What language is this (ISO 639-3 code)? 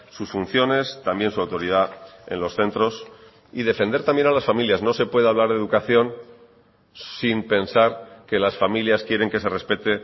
spa